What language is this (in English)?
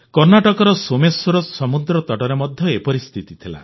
Odia